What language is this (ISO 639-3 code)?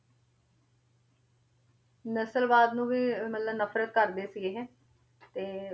pan